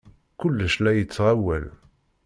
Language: Kabyle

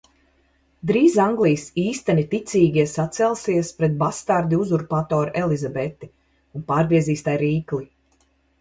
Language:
Latvian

